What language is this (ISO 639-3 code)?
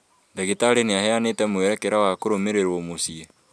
kik